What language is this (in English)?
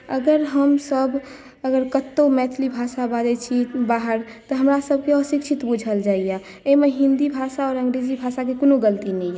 Maithili